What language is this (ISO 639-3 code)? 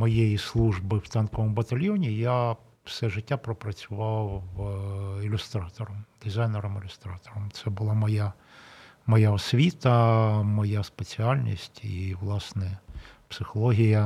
ukr